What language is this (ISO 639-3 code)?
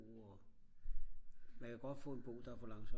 dan